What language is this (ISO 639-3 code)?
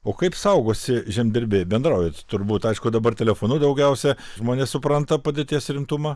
lit